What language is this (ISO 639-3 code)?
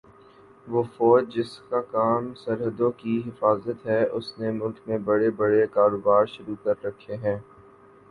urd